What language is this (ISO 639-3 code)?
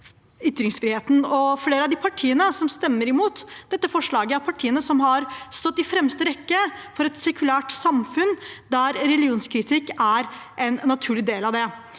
nor